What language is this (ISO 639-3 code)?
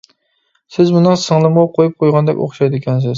uig